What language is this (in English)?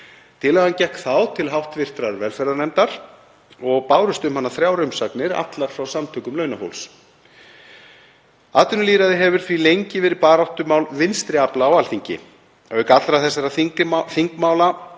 Icelandic